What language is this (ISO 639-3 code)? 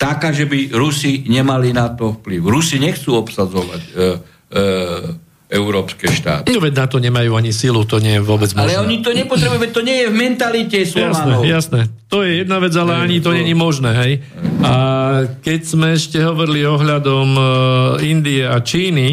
slk